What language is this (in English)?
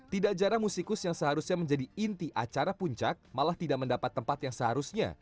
Indonesian